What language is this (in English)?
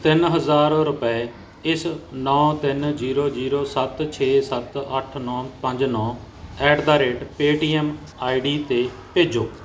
Punjabi